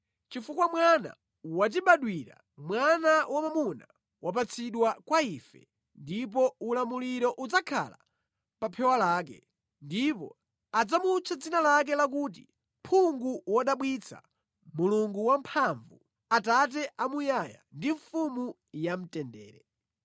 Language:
Nyanja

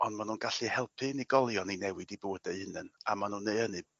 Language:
Welsh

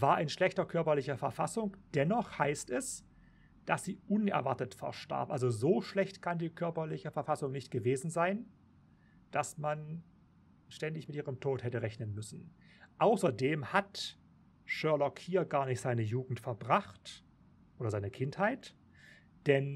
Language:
German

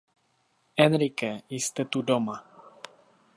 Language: Czech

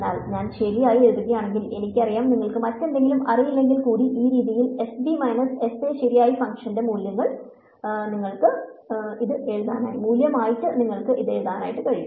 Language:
Malayalam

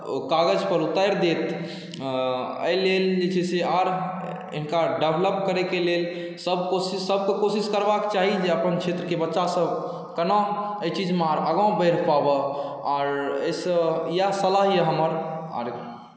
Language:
Maithili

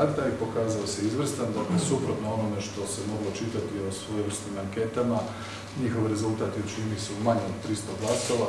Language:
Croatian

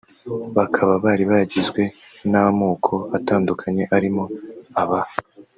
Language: Kinyarwanda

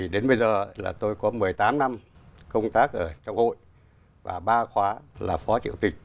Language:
Vietnamese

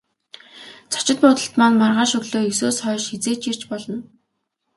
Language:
Mongolian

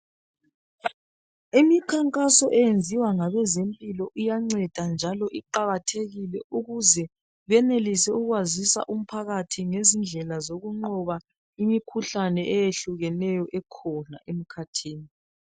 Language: North Ndebele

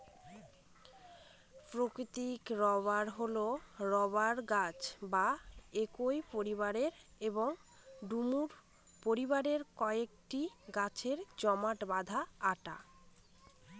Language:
Bangla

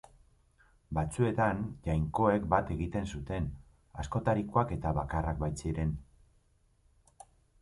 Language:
Basque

